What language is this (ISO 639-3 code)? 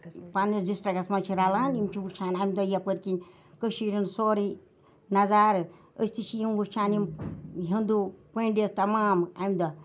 kas